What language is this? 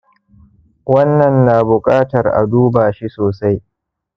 Hausa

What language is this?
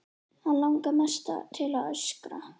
Icelandic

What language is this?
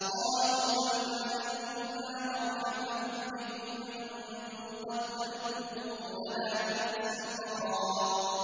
Arabic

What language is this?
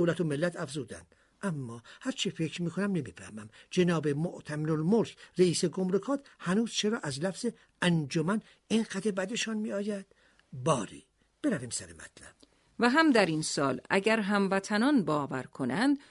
Persian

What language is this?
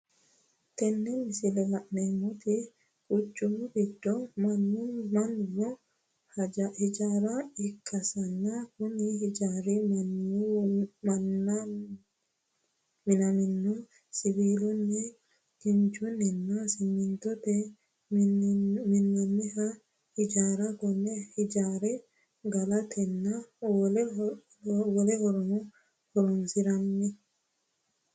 Sidamo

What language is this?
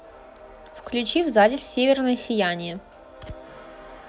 Russian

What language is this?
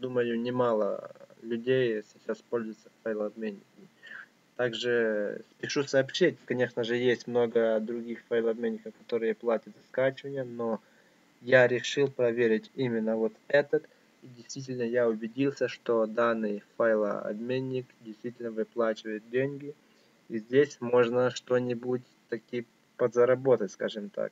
Russian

